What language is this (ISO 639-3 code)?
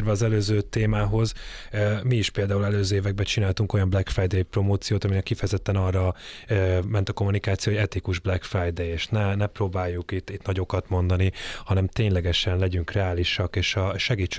hun